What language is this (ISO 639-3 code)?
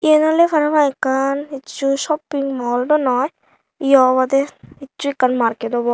ccp